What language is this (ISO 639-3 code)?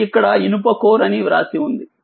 tel